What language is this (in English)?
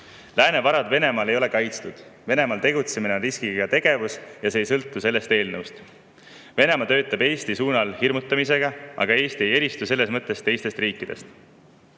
Estonian